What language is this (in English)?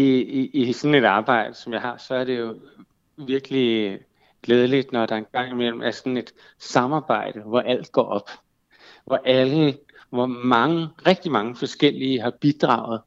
Danish